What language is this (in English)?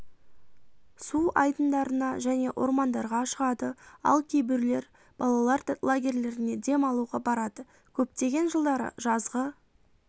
Kazakh